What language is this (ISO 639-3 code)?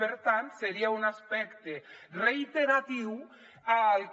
cat